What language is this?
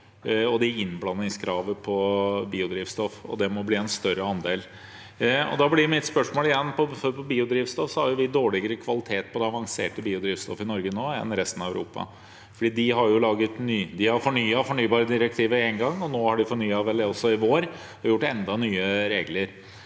Norwegian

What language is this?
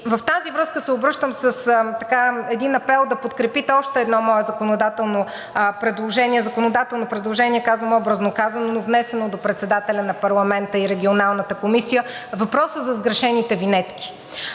Bulgarian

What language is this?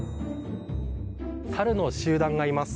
Japanese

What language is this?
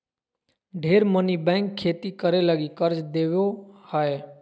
Magahi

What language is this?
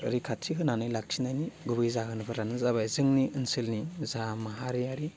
Bodo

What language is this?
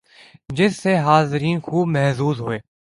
Urdu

